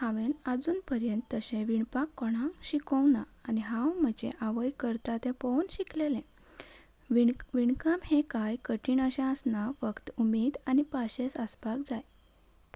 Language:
Konkani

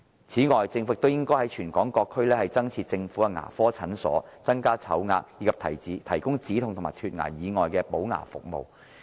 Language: Cantonese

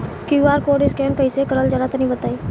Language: Bhojpuri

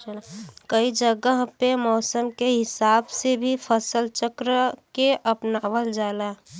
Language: Bhojpuri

